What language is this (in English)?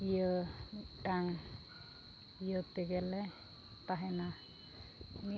Santali